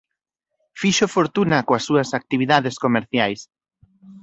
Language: Galician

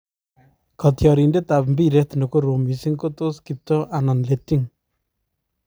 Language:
Kalenjin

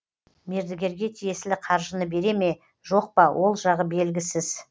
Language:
Kazakh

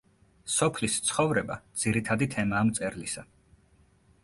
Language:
Georgian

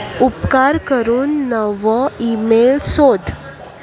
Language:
Konkani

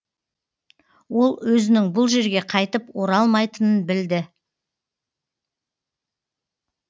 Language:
Kazakh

